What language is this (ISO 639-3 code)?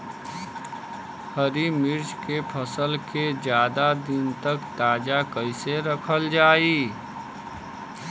bho